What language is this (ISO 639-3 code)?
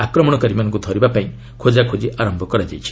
ori